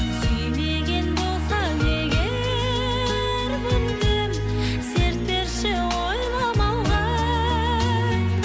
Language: Kazakh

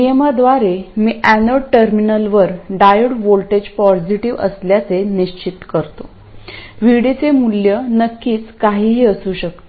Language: Marathi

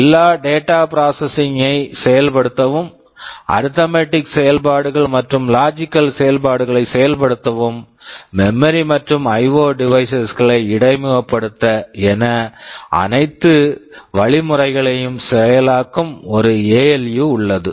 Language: Tamil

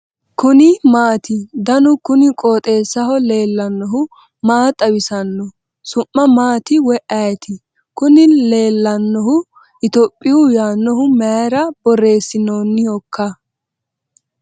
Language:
Sidamo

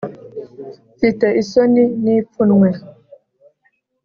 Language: Kinyarwanda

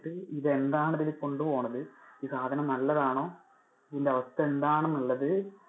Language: Malayalam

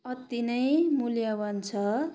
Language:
Nepali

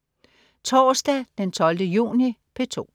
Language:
Danish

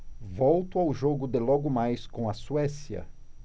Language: Portuguese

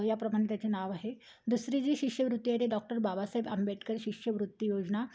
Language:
Marathi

